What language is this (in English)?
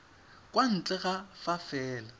Tswana